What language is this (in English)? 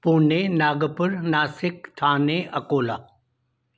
Sindhi